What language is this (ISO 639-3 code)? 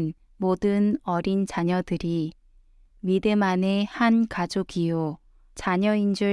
kor